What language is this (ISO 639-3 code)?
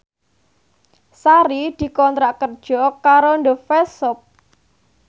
jav